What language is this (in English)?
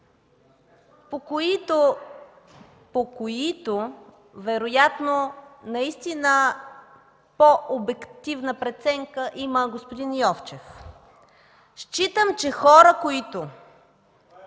Bulgarian